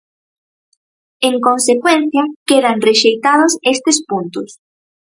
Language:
Galician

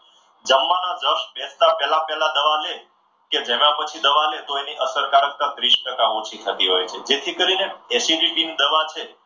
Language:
Gujarati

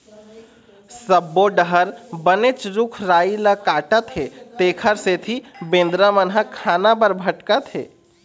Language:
Chhattisgarhi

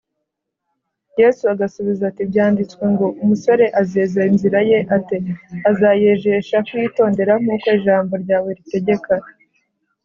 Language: Kinyarwanda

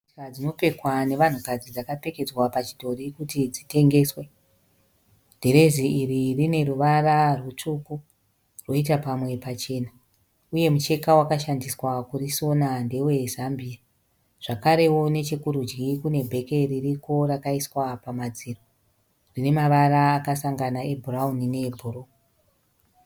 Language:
Shona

